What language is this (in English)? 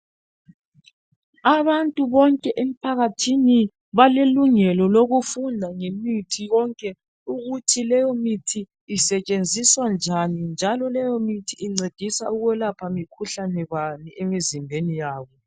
North Ndebele